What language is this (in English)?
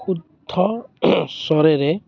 Assamese